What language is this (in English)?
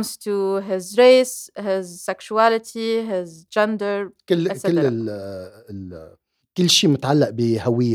Arabic